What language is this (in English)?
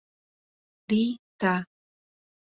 Mari